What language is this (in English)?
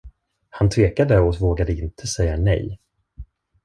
Swedish